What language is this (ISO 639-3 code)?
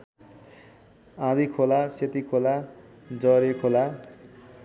nep